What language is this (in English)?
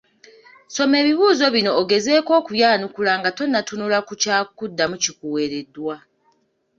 Ganda